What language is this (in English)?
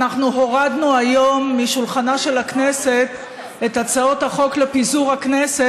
Hebrew